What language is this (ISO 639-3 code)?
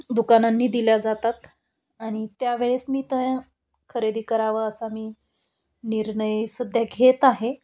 mar